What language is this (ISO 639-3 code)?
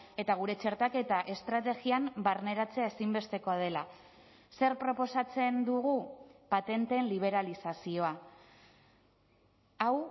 eus